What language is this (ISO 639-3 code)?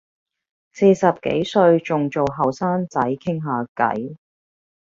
yue